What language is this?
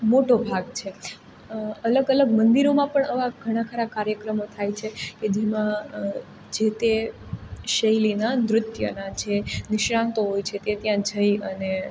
Gujarati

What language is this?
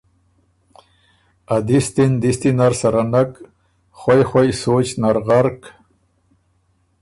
Ormuri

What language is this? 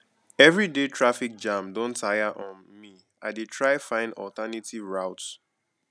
Nigerian Pidgin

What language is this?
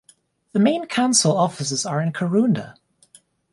English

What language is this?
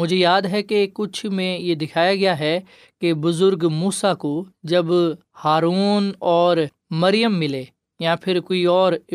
Urdu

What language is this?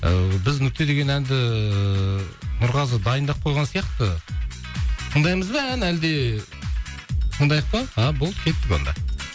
Kazakh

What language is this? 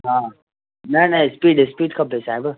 Sindhi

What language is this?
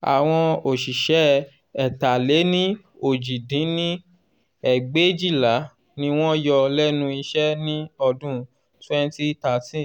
Yoruba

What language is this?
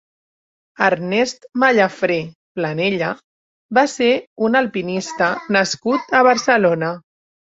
Catalan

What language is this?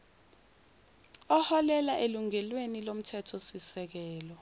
Zulu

